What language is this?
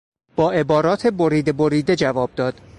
Persian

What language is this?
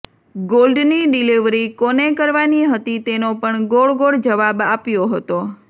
Gujarati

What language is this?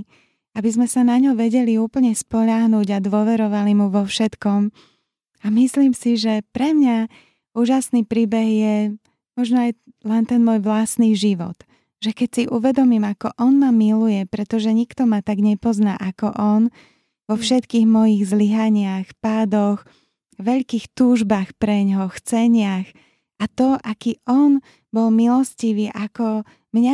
Slovak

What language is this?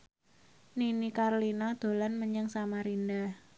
Javanese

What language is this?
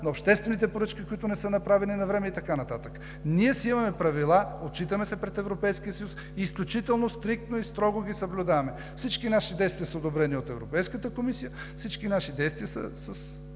Bulgarian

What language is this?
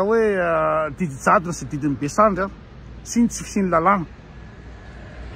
Romanian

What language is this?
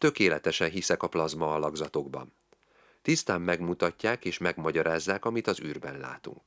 Hungarian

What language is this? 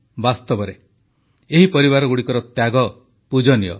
Odia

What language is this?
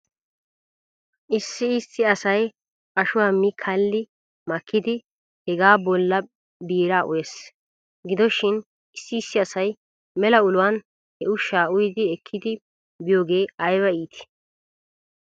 Wolaytta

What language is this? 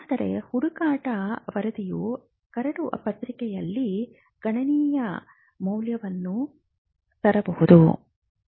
Kannada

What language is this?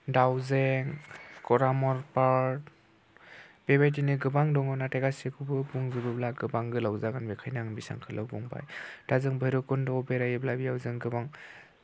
Bodo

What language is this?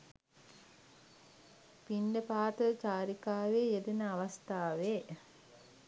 Sinhala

